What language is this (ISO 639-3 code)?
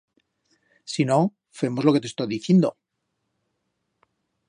arg